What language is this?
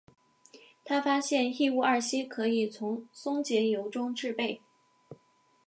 Chinese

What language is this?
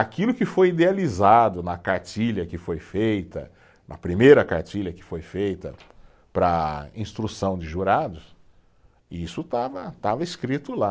Portuguese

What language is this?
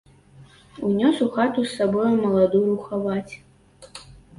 Belarusian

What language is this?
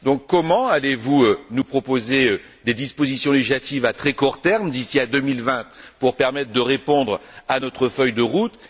French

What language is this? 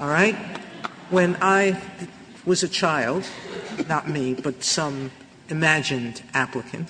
English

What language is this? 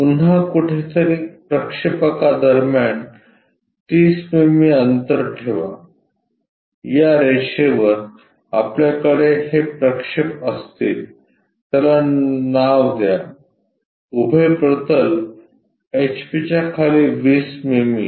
Marathi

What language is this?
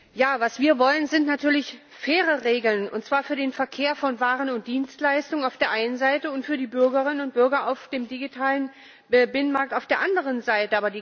German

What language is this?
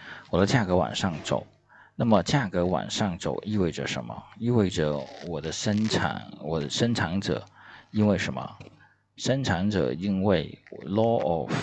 Chinese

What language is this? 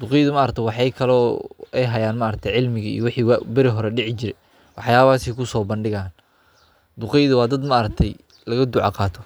Somali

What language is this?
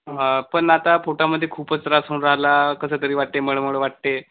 Marathi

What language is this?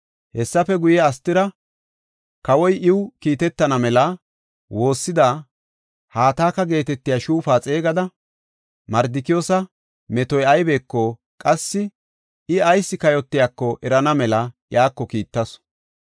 Gofa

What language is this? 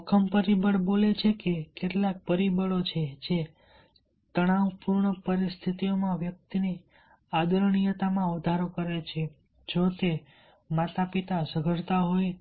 Gujarati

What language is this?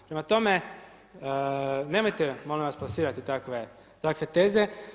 Croatian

